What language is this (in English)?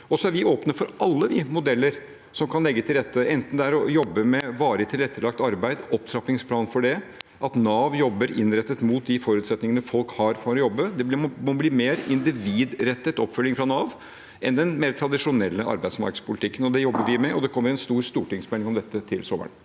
Norwegian